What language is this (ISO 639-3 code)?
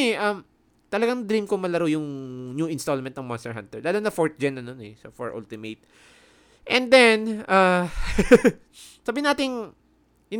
fil